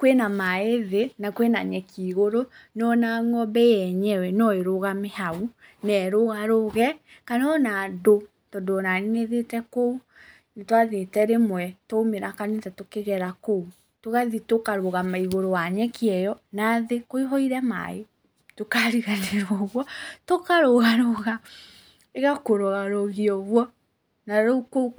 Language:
Kikuyu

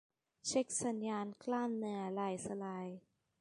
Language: Thai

